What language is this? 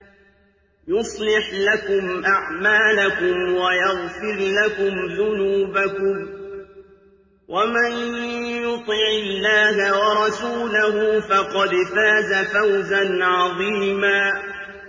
Arabic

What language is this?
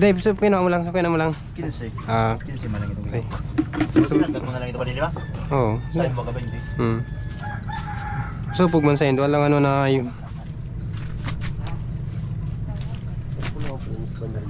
Filipino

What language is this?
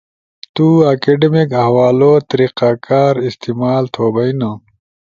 Ushojo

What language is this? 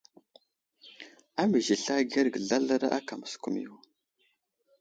Wuzlam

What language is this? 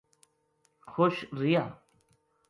Gujari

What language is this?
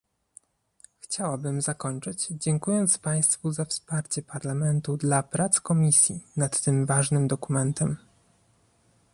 Polish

